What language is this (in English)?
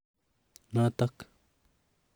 Kalenjin